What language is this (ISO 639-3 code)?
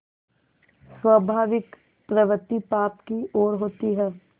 hin